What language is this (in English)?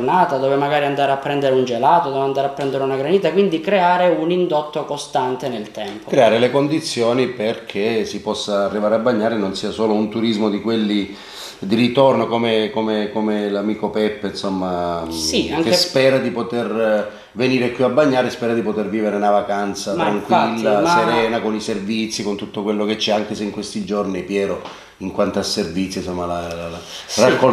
Italian